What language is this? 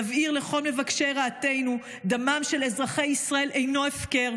Hebrew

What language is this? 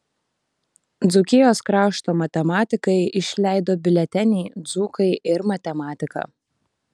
Lithuanian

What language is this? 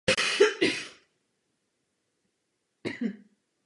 Czech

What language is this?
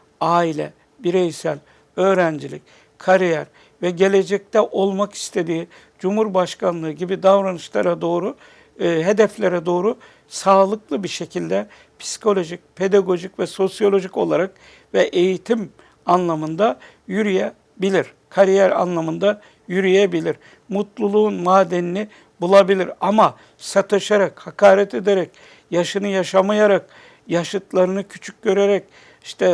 Turkish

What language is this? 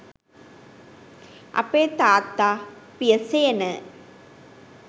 Sinhala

